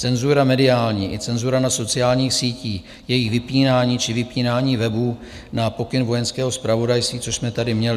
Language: Czech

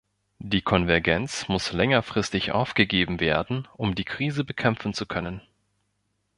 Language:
German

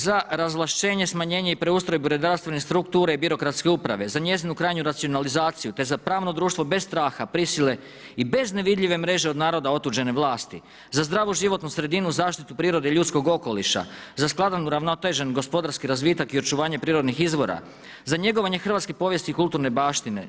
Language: Croatian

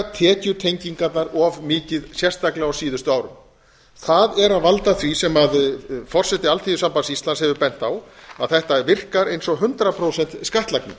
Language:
Icelandic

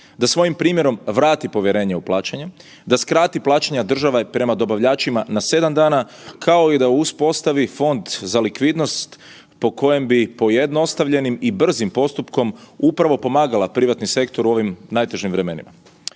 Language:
Croatian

